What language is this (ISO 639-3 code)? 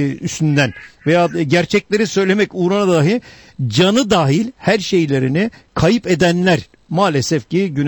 tur